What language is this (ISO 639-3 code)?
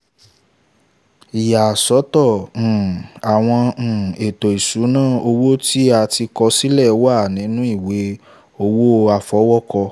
yor